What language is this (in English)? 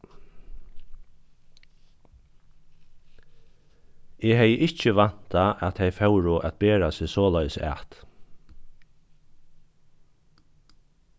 Faroese